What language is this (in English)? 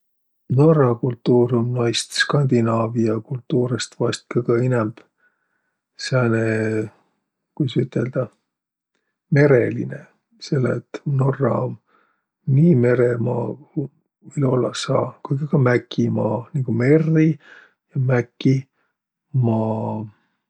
Võro